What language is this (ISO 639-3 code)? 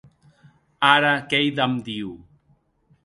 oci